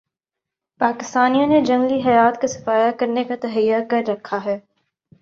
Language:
Urdu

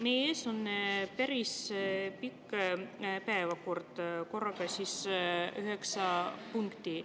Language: Estonian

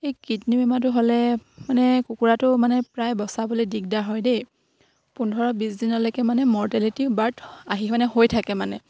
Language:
Assamese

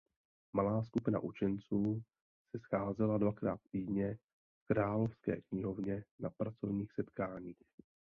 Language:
Czech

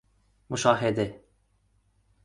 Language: Persian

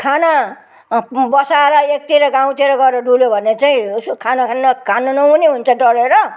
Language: Nepali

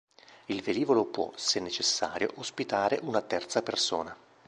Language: Italian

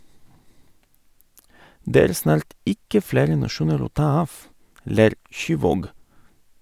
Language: Norwegian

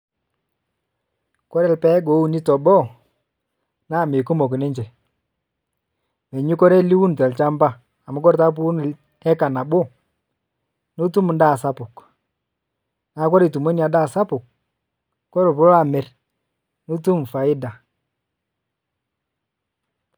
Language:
Masai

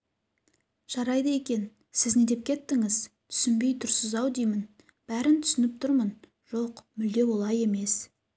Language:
Kazakh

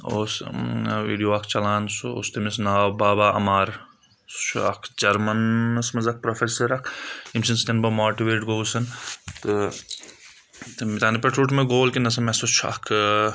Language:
Kashmiri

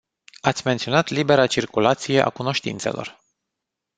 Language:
Romanian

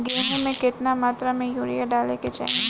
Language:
Bhojpuri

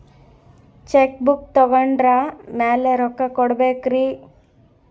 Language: Kannada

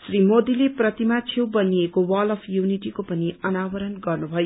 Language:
Nepali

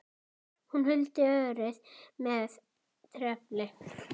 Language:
Icelandic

